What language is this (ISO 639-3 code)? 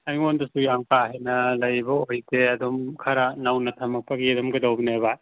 mni